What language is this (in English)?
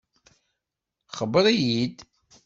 Kabyle